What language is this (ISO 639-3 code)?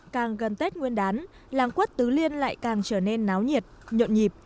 vie